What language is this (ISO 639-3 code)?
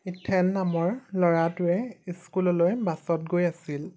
asm